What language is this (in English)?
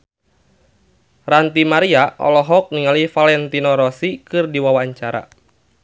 Sundanese